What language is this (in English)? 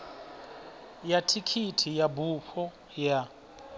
Venda